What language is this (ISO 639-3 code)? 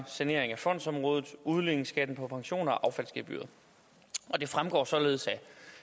dan